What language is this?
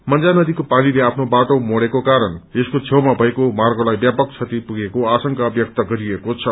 Nepali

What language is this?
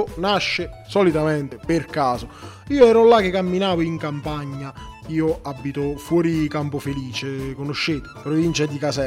Italian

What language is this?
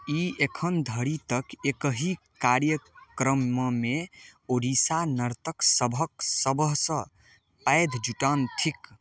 Maithili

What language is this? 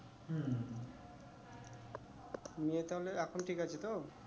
Bangla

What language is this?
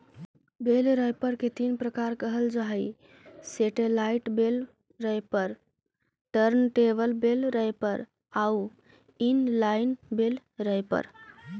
Magahi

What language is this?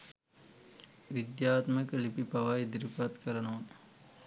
Sinhala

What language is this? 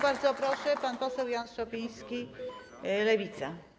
Polish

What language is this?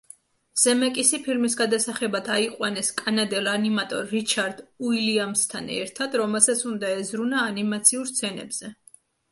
Georgian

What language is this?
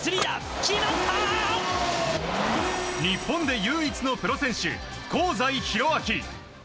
Japanese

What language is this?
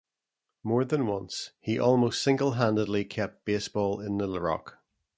English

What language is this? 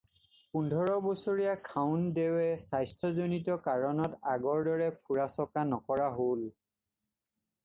Assamese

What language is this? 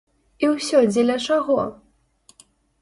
Belarusian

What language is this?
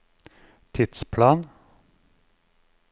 Norwegian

